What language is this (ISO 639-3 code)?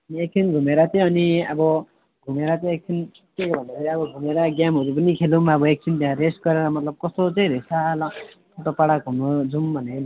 nep